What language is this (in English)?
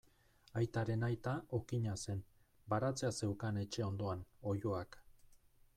Basque